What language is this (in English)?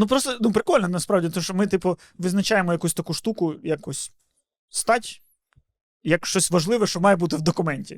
Ukrainian